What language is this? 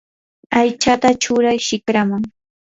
Yanahuanca Pasco Quechua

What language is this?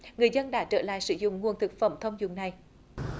Vietnamese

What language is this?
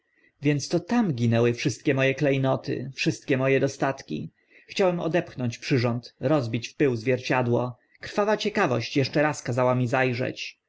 Polish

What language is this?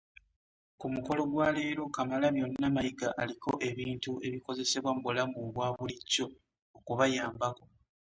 Ganda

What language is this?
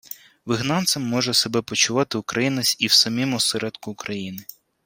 Ukrainian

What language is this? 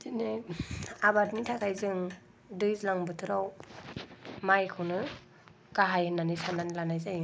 Bodo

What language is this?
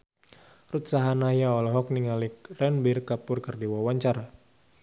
Sundanese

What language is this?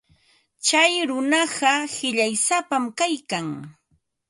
Ambo-Pasco Quechua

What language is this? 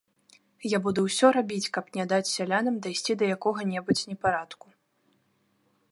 Belarusian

